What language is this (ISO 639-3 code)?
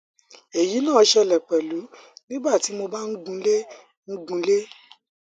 yor